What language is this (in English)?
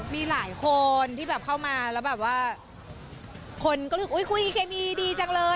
Thai